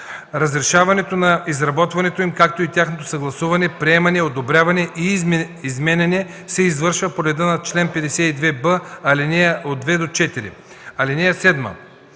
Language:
Bulgarian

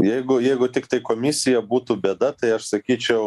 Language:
Lithuanian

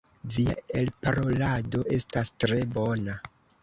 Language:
Esperanto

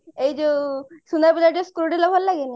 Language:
Odia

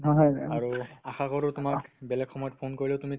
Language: Assamese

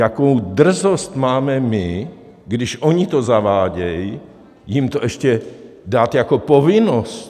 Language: Czech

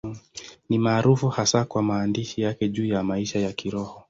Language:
Swahili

